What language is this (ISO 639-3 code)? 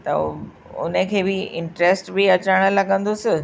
snd